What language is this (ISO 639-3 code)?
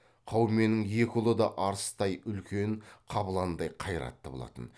kaz